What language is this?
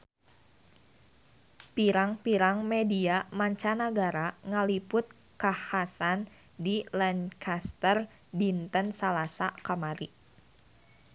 Sundanese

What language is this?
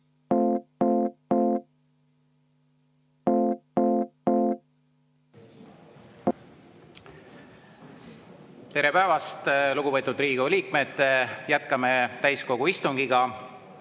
Estonian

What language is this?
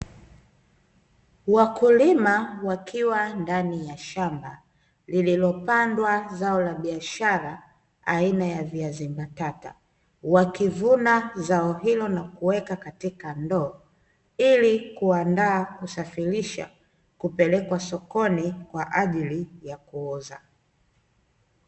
Swahili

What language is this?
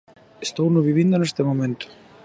Galician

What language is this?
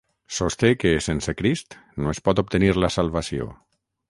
Catalan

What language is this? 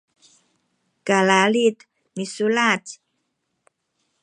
Sakizaya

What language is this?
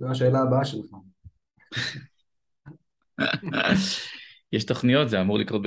Hebrew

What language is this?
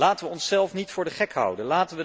Dutch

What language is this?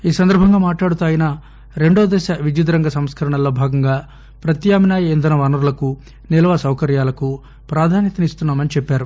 Telugu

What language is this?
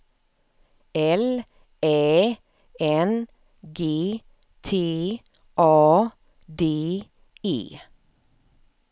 Swedish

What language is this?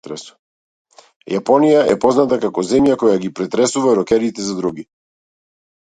Macedonian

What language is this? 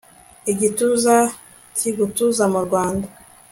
Kinyarwanda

